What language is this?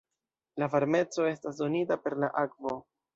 Esperanto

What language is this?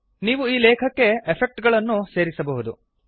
Kannada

